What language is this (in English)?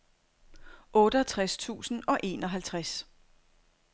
Danish